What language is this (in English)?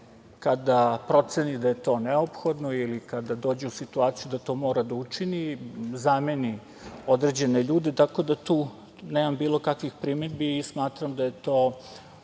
Serbian